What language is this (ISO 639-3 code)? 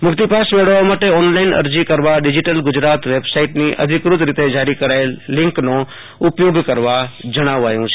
guj